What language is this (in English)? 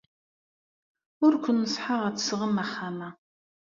Kabyle